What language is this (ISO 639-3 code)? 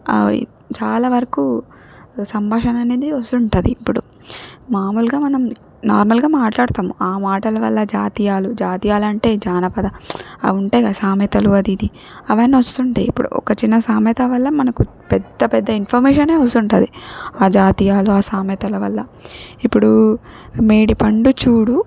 tel